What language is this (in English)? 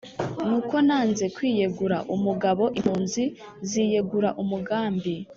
Kinyarwanda